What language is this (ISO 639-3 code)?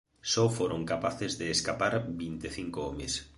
glg